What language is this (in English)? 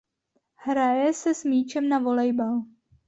Czech